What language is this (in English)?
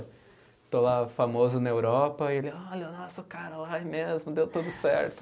Portuguese